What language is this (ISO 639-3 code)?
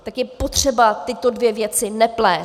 ces